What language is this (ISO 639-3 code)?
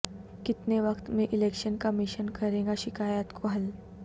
urd